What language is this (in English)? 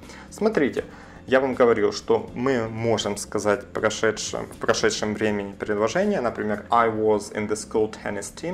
Russian